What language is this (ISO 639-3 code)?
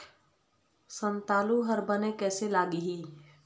hne